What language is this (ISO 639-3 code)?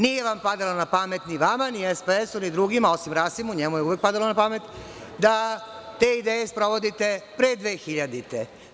srp